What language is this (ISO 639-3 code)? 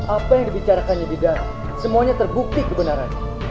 ind